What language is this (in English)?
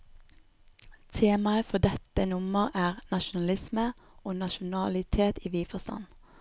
Norwegian